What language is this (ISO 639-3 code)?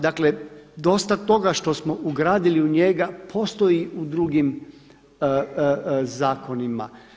hrv